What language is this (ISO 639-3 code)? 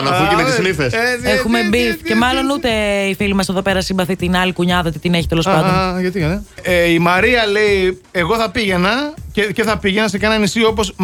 ell